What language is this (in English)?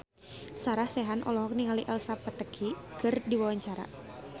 Sundanese